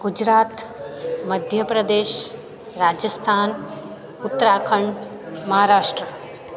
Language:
Sindhi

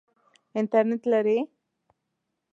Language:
Pashto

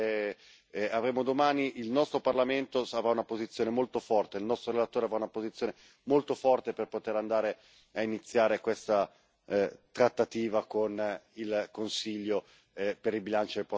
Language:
Italian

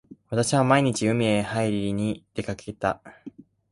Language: Japanese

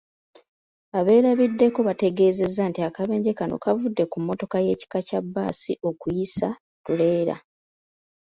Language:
Ganda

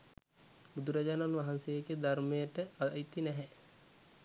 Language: Sinhala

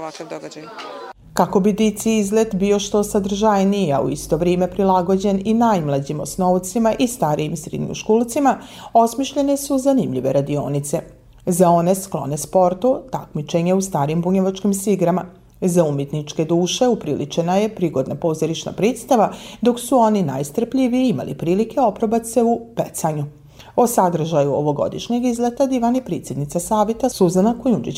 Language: Croatian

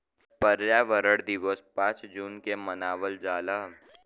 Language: Bhojpuri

